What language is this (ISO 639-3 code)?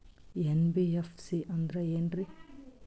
kan